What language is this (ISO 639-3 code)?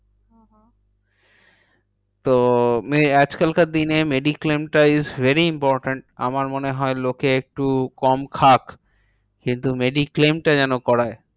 ben